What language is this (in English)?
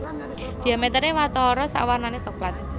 Javanese